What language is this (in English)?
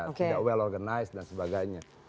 Indonesian